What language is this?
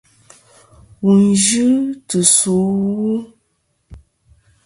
Kom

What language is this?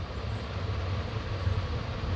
Marathi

